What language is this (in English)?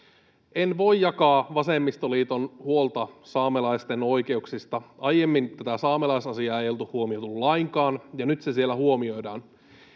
Finnish